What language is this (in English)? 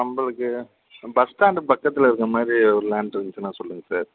Tamil